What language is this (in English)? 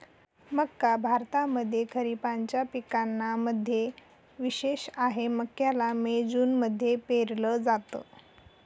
Marathi